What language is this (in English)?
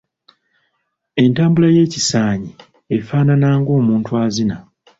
Ganda